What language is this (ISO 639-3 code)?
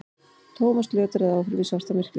isl